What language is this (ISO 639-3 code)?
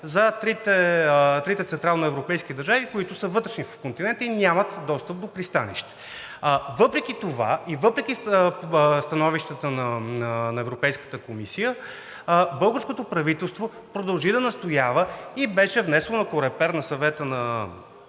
bul